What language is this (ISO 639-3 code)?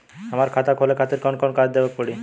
bho